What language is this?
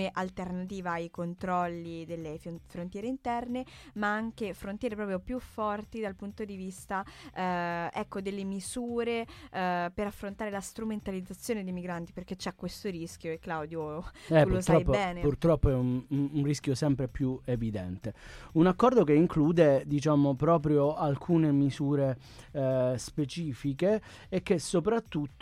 Italian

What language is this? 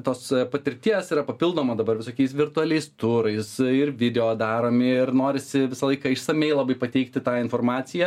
Lithuanian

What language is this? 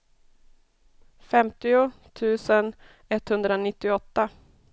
Swedish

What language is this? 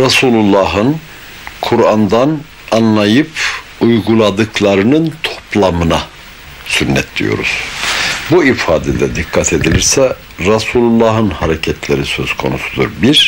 Turkish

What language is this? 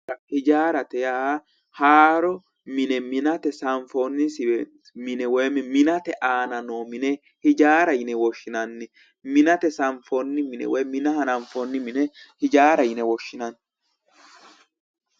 Sidamo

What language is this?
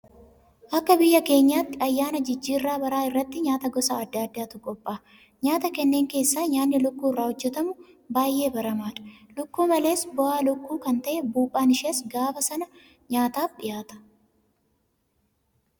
Oromo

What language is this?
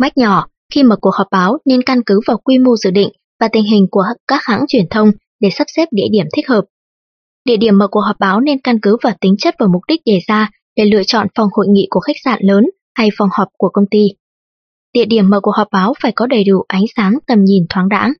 Vietnamese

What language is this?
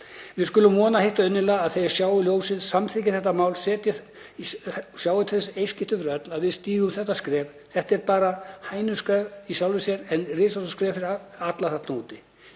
Icelandic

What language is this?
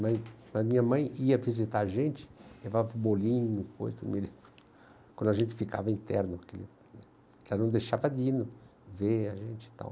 Portuguese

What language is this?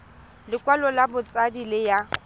Tswana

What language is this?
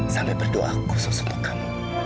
Indonesian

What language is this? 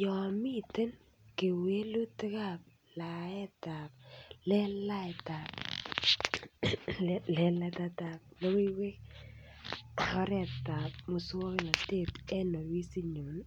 Kalenjin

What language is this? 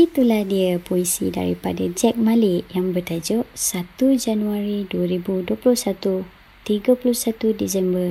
Malay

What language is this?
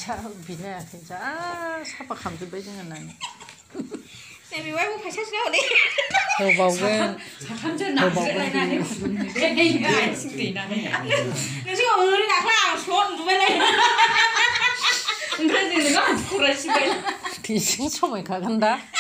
Korean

